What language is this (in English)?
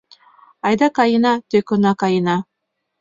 Mari